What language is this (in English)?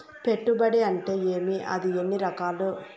Telugu